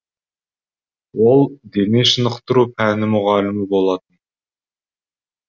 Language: Kazakh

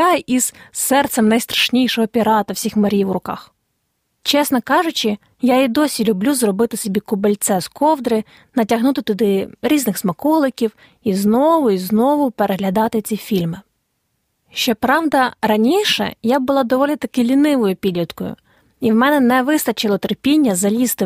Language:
Ukrainian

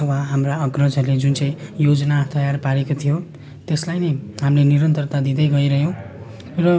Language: Nepali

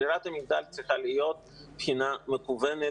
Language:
Hebrew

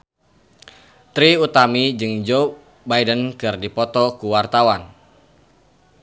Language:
Sundanese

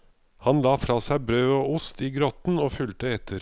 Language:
Norwegian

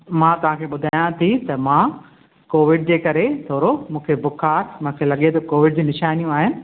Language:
Sindhi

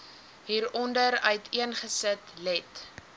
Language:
Afrikaans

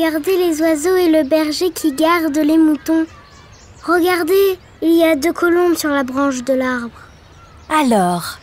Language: French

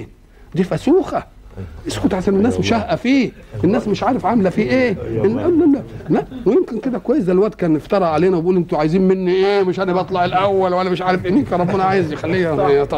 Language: Arabic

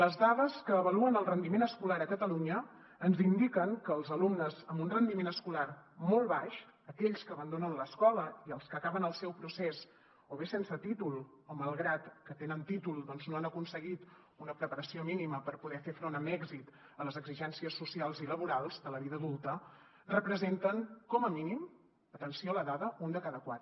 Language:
Catalan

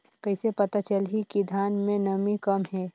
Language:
Chhattisgarhi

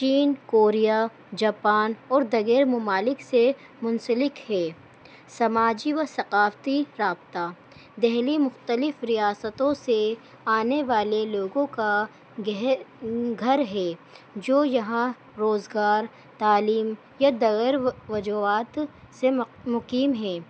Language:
Urdu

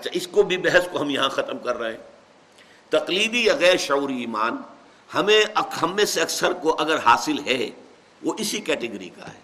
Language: Urdu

